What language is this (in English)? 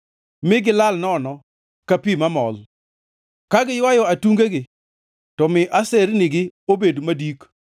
Luo (Kenya and Tanzania)